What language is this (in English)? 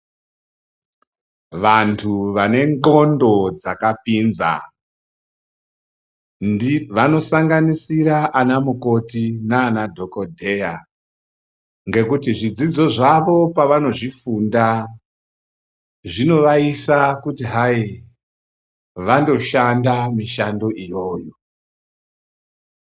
Ndau